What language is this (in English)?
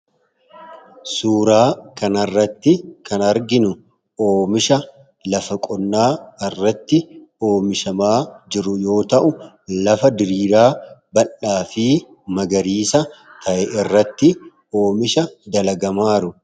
Oromo